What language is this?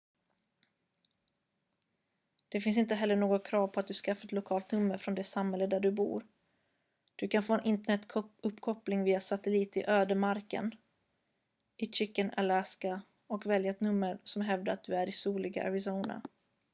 Swedish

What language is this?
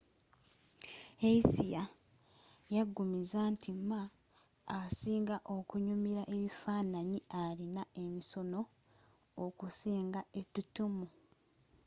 Ganda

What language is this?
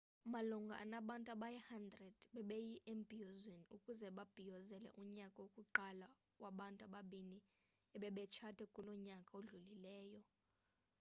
Xhosa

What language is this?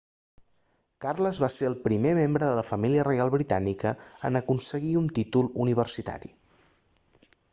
Catalan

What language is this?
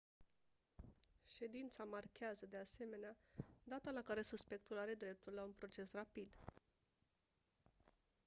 Romanian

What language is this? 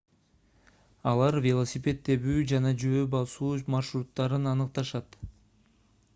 Kyrgyz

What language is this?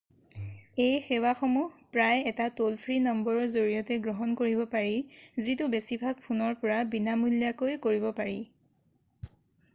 Assamese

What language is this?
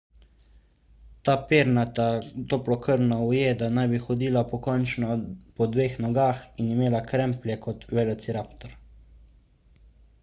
Slovenian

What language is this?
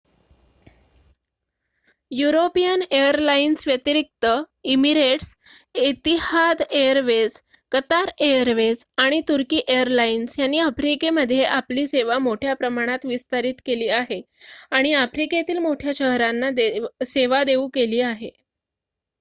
Marathi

